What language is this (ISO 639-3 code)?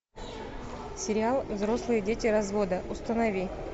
rus